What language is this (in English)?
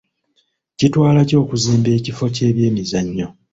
Ganda